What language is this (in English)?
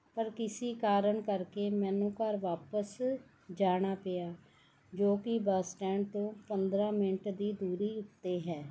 Punjabi